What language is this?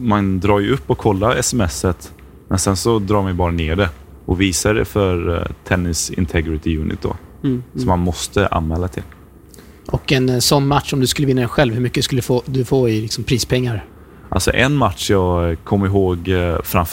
Swedish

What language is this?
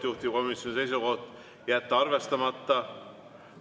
Estonian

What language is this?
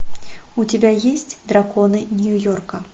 Russian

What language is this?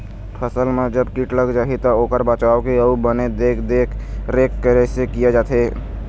Chhattisgarhi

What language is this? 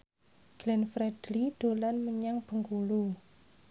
Javanese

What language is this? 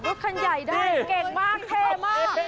Thai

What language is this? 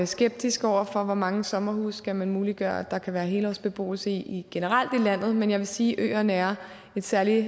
Danish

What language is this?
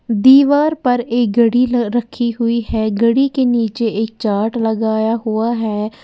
Hindi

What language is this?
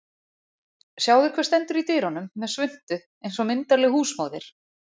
Icelandic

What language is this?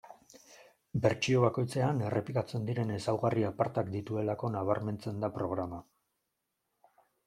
Basque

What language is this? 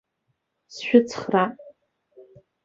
Abkhazian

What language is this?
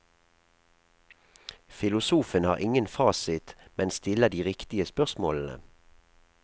Norwegian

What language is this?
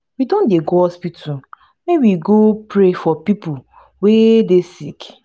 Nigerian Pidgin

